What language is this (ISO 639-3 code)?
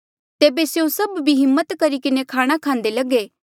mjl